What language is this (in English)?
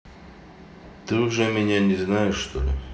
Russian